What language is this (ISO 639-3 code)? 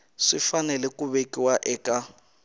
tso